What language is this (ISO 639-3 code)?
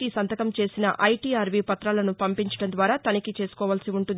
tel